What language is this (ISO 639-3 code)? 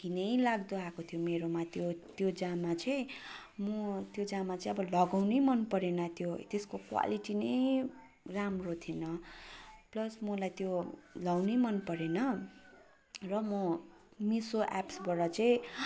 nep